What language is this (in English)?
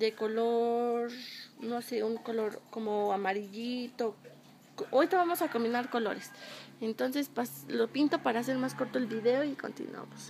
Spanish